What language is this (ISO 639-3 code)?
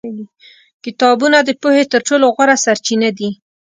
pus